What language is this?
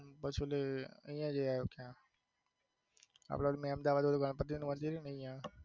Gujarati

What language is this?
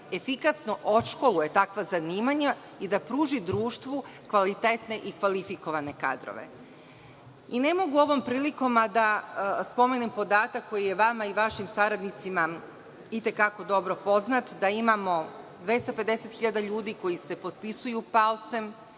Serbian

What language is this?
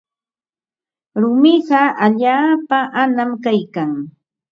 Ambo-Pasco Quechua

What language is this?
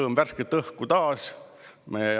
Estonian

